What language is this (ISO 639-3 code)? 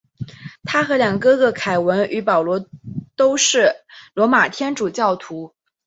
zho